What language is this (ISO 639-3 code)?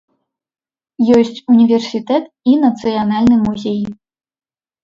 bel